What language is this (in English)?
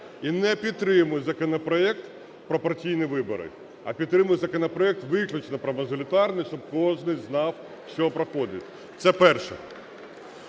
Ukrainian